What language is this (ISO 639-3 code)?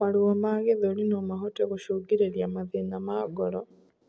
kik